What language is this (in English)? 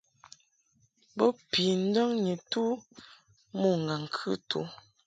Mungaka